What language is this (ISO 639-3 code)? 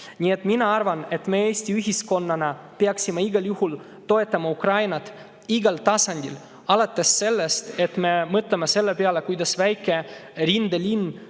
est